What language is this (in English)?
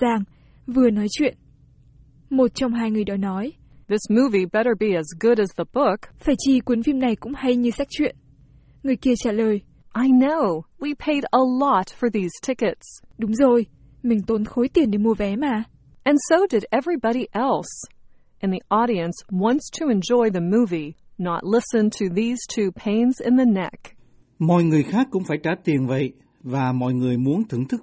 Vietnamese